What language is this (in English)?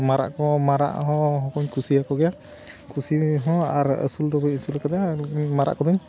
Santali